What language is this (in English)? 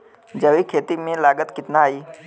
Bhojpuri